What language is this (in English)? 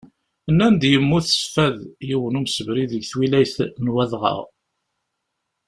Kabyle